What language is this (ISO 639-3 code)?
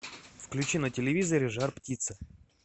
rus